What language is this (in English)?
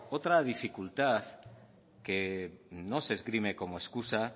Spanish